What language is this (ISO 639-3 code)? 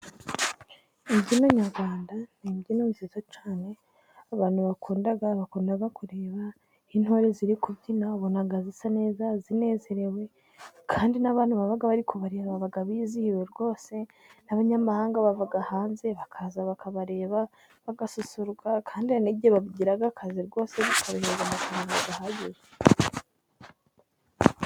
kin